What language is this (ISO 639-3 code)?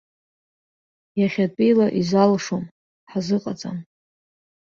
abk